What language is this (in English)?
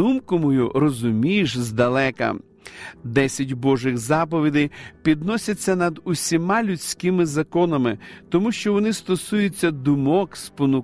Ukrainian